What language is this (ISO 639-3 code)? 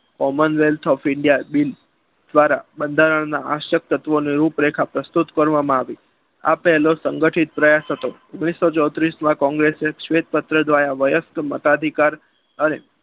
guj